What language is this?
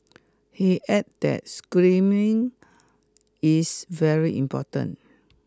English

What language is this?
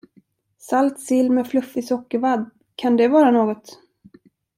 Swedish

